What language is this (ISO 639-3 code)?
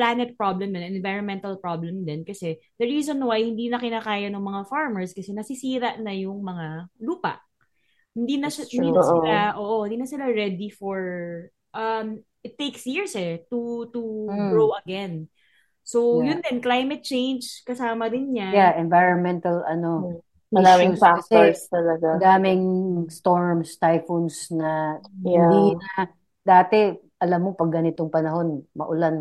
fil